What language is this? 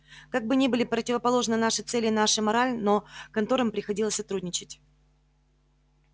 Russian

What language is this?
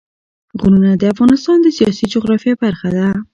Pashto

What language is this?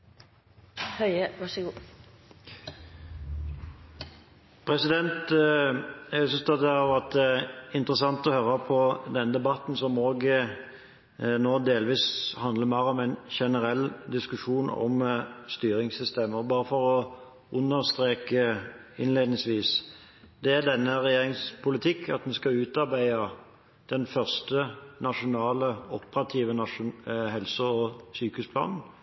Norwegian Bokmål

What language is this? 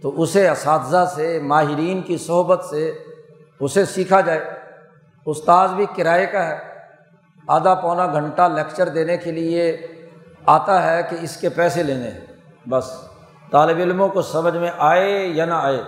Urdu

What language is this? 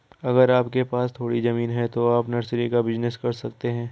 Hindi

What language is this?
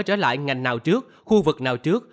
Vietnamese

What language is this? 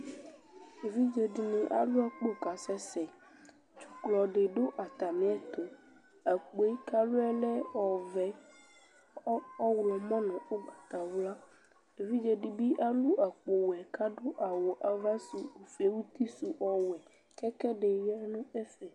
Ikposo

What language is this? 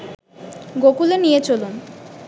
Bangla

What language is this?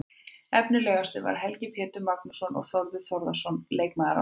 Icelandic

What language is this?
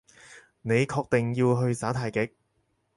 Cantonese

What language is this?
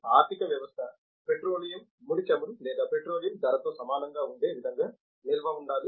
Telugu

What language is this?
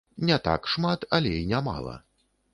Belarusian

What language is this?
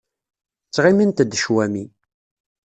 Kabyle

